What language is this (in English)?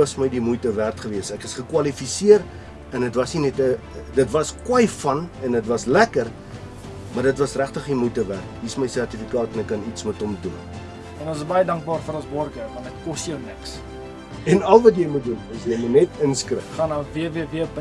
Afrikaans